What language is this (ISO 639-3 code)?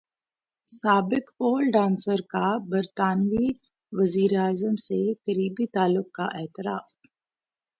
urd